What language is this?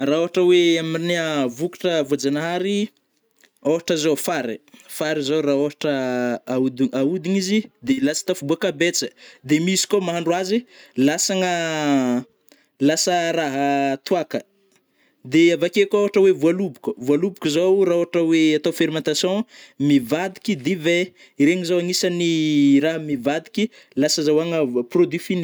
Northern Betsimisaraka Malagasy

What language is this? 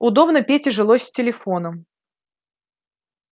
Russian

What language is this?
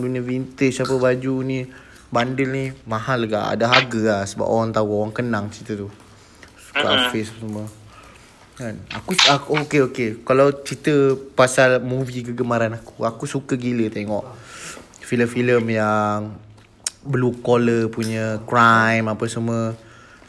Malay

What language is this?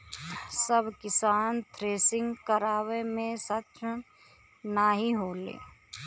Bhojpuri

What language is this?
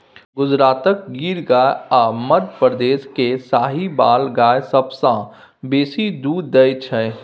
Maithili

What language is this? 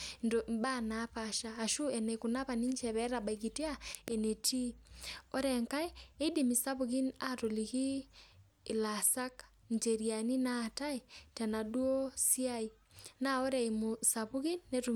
Masai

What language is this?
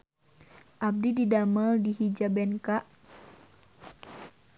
Sundanese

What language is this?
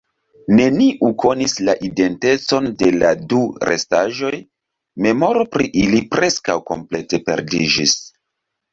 Esperanto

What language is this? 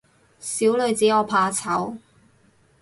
Cantonese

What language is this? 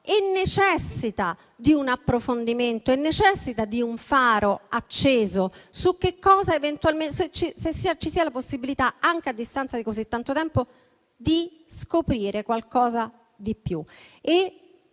Italian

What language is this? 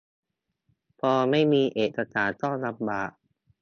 Thai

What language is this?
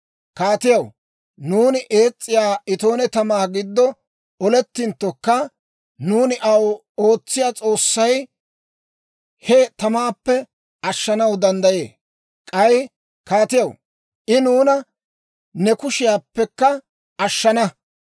Dawro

